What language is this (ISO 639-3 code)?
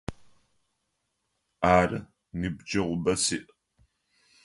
ady